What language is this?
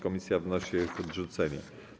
Polish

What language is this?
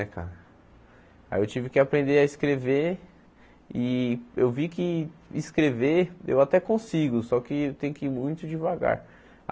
Portuguese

